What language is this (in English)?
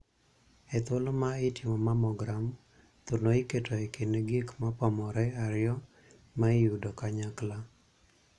Luo (Kenya and Tanzania)